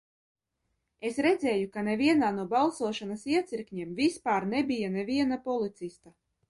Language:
Latvian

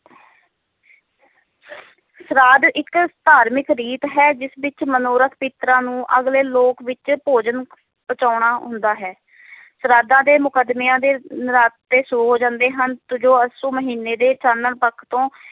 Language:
Punjabi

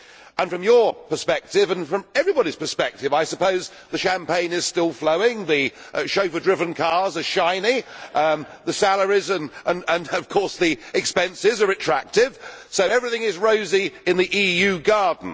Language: English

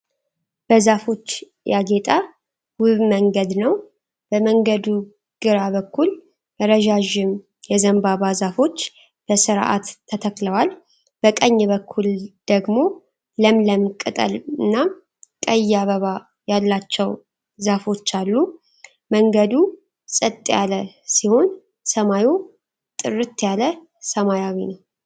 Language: Amharic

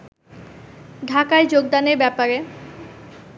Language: Bangla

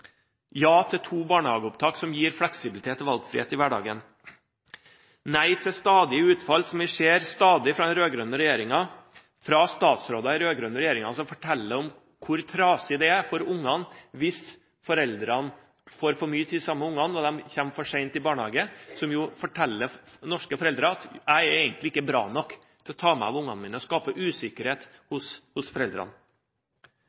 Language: Norwegian Bokmål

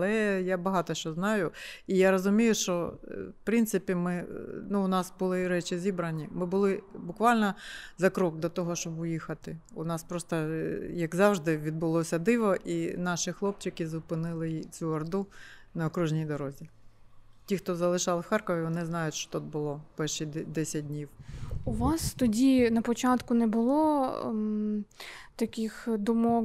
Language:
Ukrainian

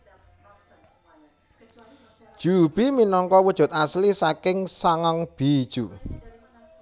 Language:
Javanese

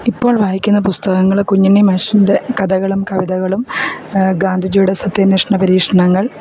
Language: Malayalam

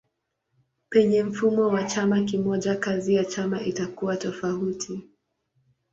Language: Swahili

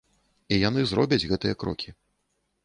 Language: Belarusian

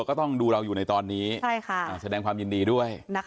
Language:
Thai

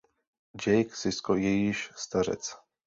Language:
Czech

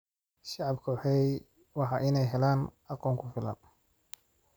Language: Somali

